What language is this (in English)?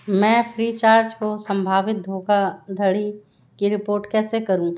Hindi